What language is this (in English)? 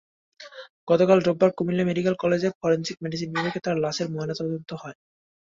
Bangla